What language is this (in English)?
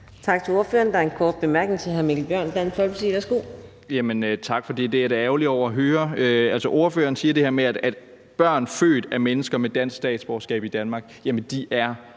Danish